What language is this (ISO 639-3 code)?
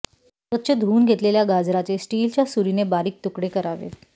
mar